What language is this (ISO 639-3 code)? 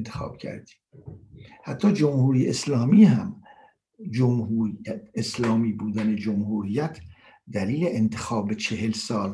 fas